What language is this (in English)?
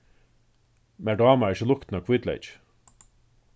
Faroese